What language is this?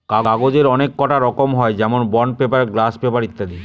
Bangla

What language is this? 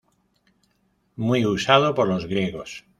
Spanish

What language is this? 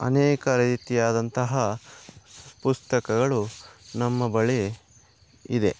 Kannada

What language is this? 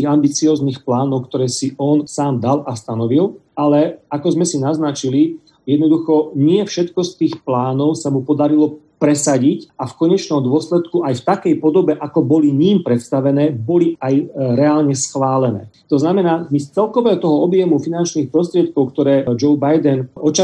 Slovak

